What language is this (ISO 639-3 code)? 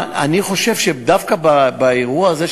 heb